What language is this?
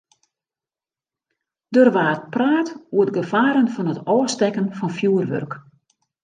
Western Frisian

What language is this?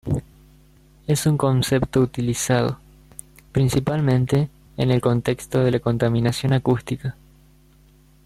Spanish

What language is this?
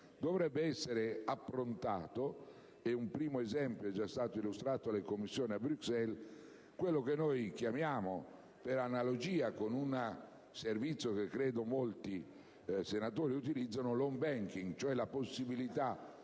Italian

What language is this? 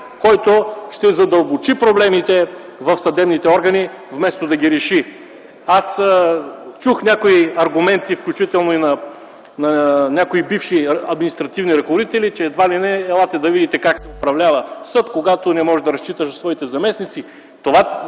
Bulgarian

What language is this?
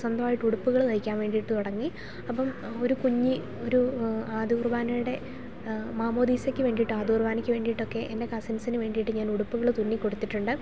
Malayalam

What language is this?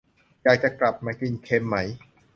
Thai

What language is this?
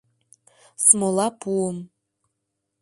Mari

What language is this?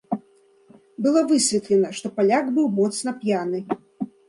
Belarusian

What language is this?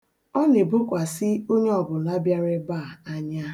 Igbo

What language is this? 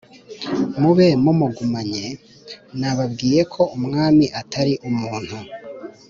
Kinyarwanda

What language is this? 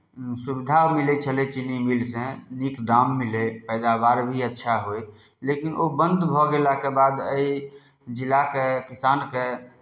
Maithili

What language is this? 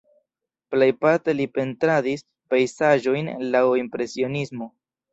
Esperanto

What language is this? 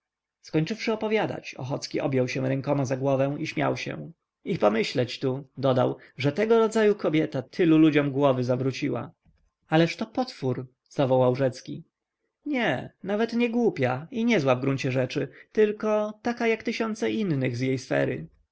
Polish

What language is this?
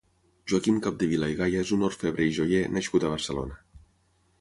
Catalan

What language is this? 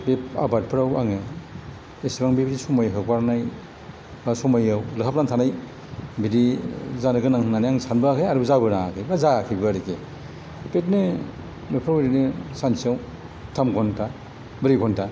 Bodo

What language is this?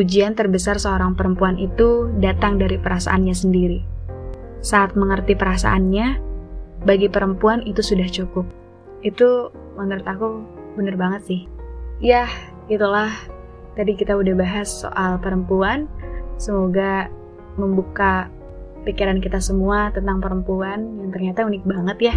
Indonesian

